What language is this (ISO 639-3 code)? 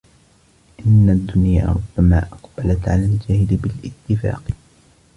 ara